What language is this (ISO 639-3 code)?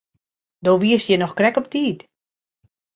fry